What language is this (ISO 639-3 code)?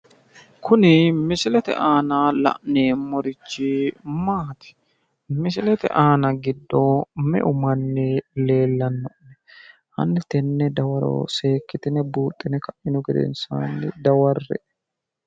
sid